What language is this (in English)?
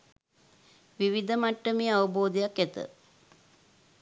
Sinhala